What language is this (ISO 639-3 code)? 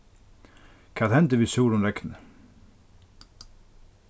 fao